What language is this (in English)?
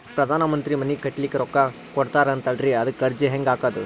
Kannada